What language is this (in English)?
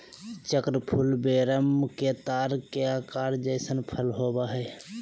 Magahi